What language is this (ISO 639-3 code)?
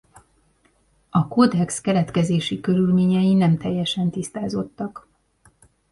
hun